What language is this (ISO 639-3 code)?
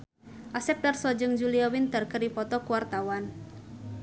sun